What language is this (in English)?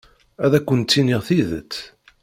Kabyle